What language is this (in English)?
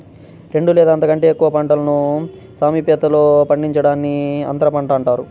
Telugu